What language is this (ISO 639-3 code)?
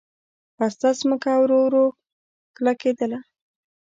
pus